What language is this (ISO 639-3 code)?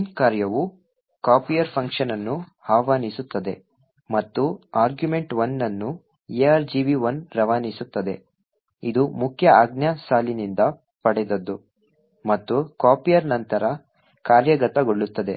kan